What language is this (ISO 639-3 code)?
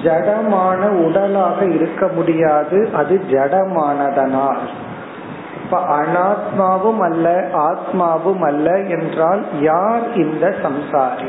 tam